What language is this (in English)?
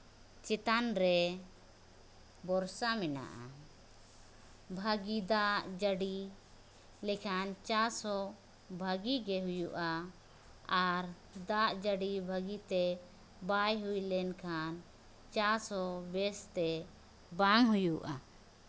Santali